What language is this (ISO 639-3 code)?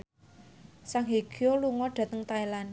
jav